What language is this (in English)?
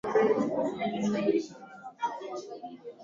Swahili